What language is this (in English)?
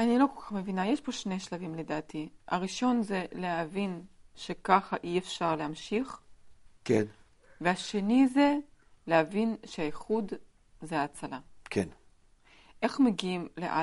Hebrew